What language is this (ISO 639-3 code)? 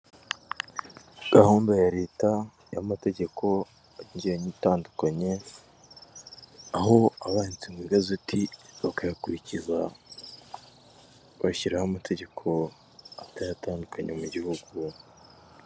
kin